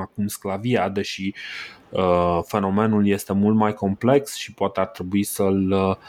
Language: Romanian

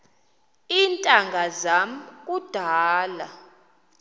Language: Xhosa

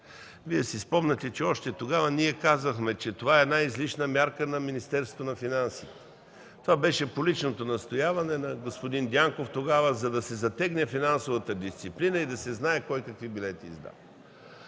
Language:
Bulgarian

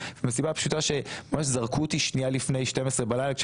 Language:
Hebrew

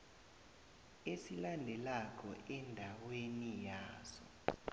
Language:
South Ndebele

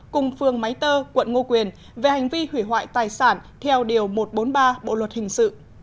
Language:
Vietnamese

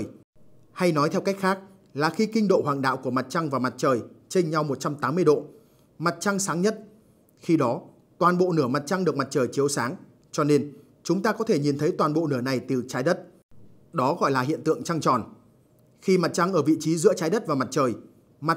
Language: Vietnamese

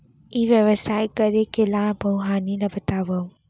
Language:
Chhattisgarhi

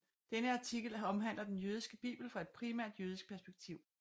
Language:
Danish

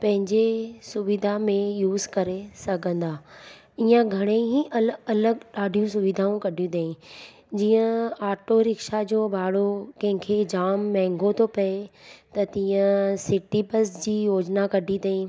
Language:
Sindhi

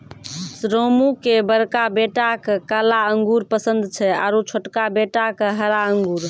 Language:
Maithili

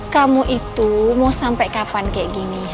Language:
Indonesian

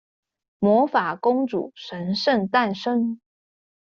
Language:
Chinese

